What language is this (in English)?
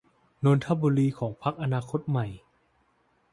Thai